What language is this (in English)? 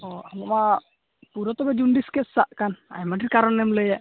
Santali